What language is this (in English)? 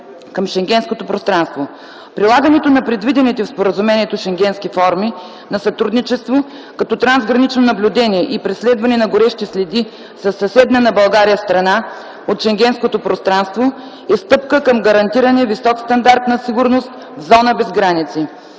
Bulgarian